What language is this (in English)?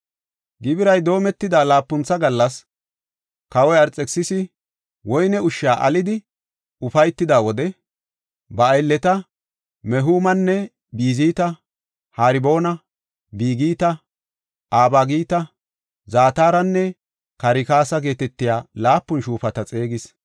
Gofa